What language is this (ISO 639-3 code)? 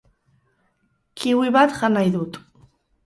eus